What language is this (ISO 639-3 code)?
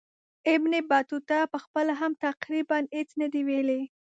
pus